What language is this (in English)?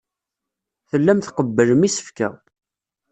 Kabyle